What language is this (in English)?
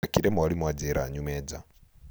Kikuyu